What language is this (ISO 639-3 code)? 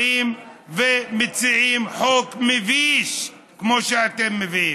heb